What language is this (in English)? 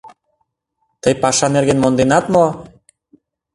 Mari